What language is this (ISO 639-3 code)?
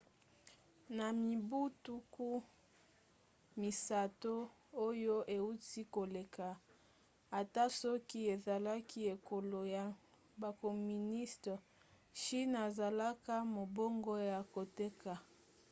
lin